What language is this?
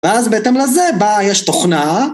Hebrew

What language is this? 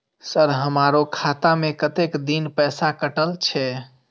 Maithili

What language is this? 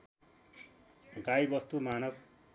Nepali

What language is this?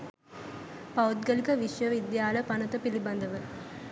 Sinhala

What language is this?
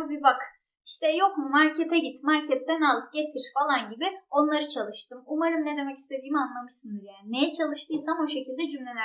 Turkish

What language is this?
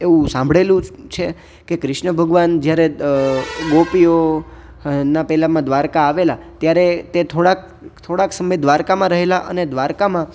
Gujarati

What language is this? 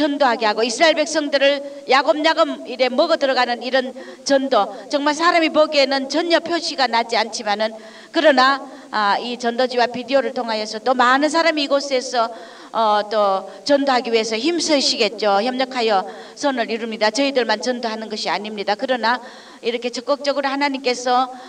Korean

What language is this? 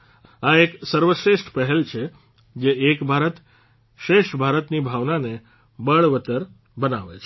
Gujarati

